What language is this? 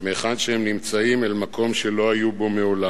Hebrew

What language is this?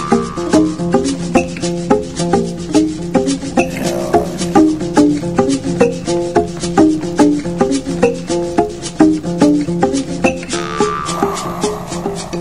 Turkish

